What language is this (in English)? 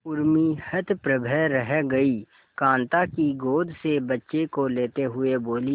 Hindi